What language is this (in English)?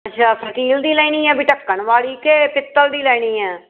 Punjabi